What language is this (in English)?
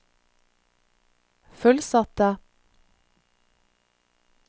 Norwegian